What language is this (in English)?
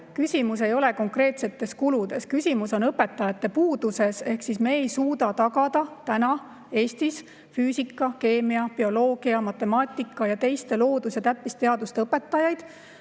Estonian